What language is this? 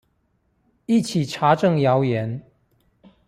Chinese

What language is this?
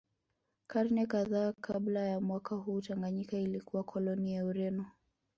Swahili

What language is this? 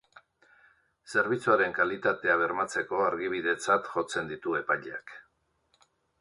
Basque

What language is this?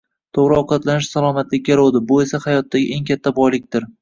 Uzbek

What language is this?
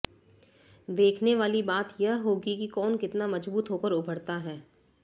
Hindi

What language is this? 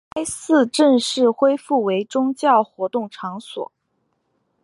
Chinese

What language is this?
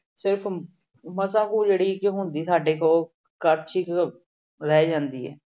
Punjabi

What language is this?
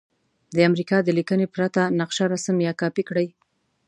Pashto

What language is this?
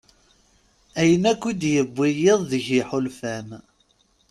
Kabyle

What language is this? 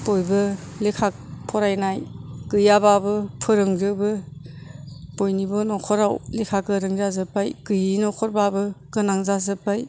Bodo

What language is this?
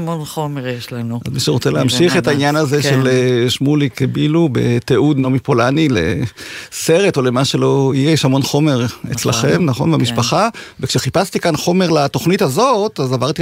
Hebrew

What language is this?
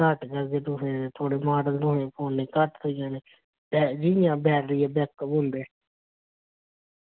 Dogri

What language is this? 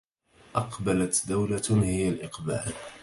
Arabic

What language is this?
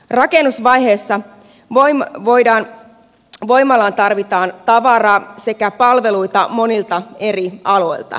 Finnish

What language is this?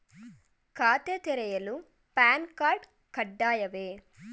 Kannada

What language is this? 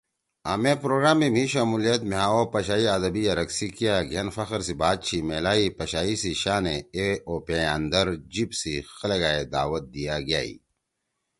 Torwali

